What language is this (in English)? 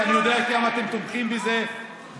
Hebrew